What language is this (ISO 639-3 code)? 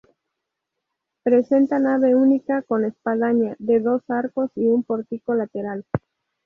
spa